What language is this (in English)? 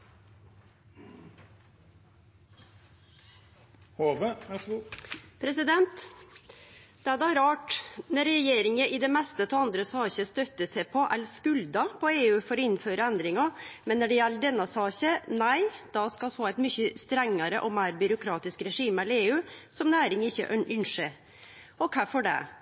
Norwegian